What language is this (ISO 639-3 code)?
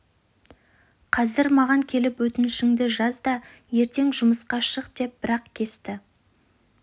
kaz